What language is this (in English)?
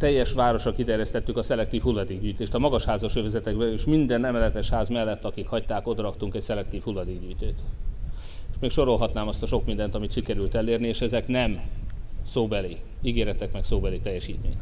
Hungarian